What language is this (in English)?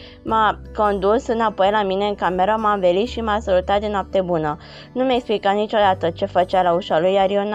Romanian